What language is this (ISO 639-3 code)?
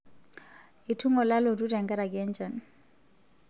mas